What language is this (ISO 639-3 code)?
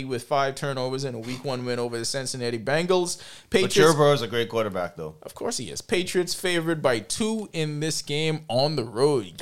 eng